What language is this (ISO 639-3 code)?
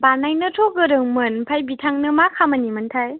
brx